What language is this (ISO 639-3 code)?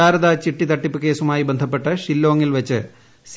mal